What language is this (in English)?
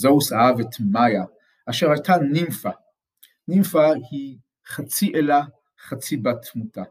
Hebrew